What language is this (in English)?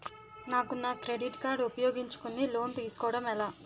Telugu